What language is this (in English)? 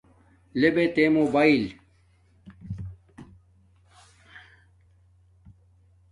Domaaki